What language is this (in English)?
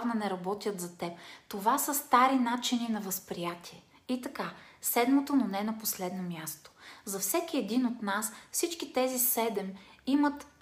Bulgarian